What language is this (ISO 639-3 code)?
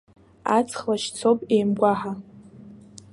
abk